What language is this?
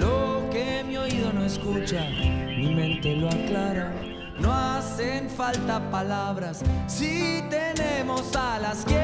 Spanish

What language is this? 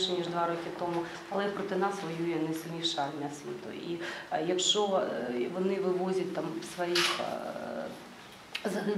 Russian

